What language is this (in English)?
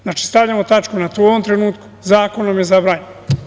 Serbian